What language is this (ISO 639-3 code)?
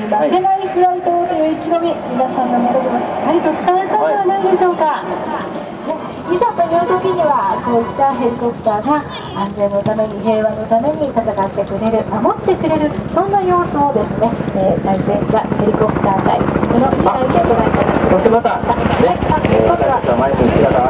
jpn